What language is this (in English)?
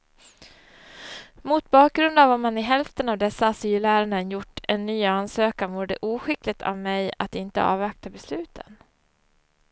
Swedish